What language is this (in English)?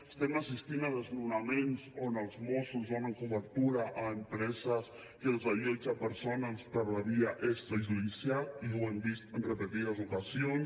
Catalan